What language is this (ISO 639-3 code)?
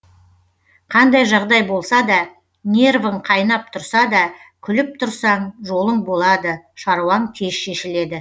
kaz